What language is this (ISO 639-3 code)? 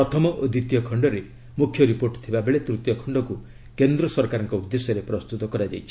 ori